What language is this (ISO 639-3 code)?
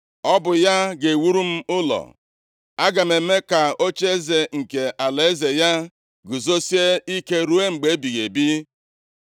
ibo